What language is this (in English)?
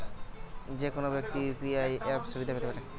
Bangla